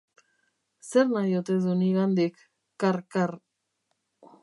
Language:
Basque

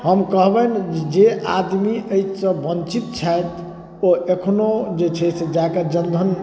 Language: Maithili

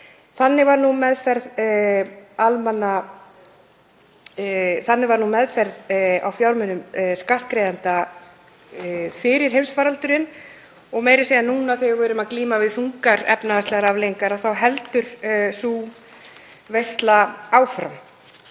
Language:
Icelandic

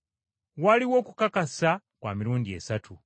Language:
Ganda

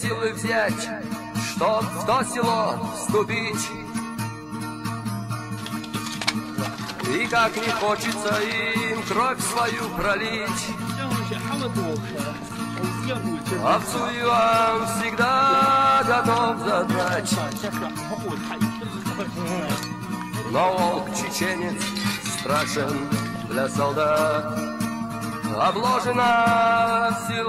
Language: Russian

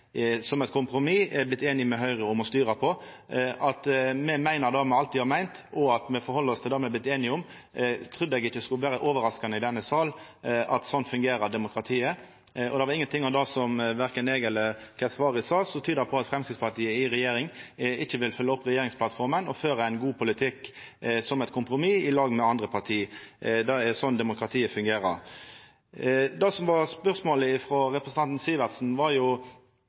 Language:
Norwegian Nynorsk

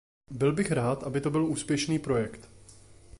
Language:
Czech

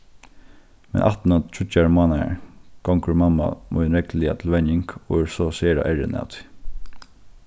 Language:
Faroese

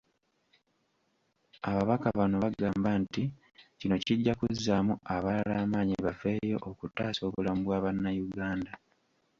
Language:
Ganda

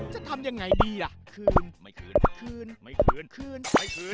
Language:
Thai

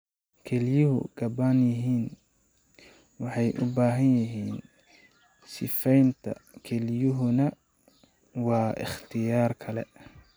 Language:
Somali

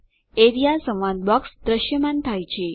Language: Gujarati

